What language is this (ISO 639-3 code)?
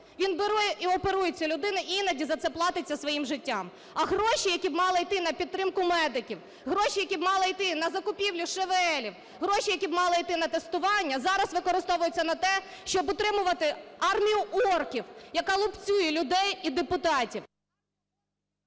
ukr